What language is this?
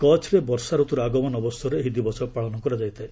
Odia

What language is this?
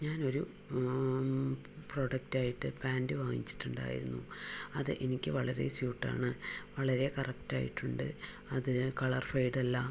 Malayalam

